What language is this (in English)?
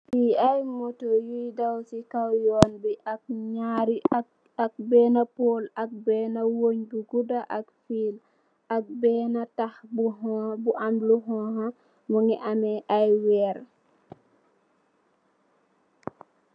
Wolof